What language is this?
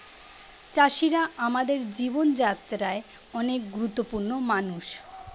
Bangla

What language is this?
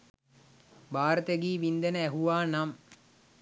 Sinhala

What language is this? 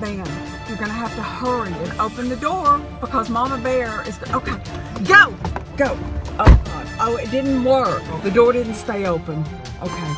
English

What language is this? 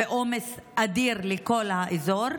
Hebrew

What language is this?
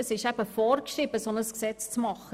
Swiss German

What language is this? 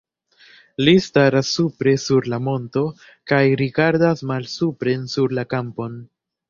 Esperanto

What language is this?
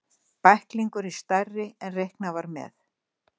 Icelandic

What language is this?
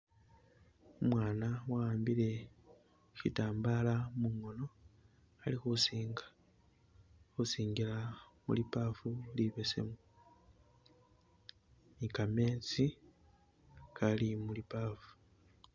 Masaaba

